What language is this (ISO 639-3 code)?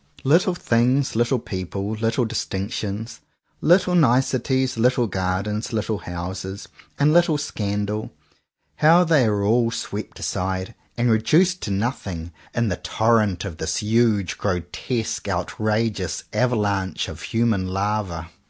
eng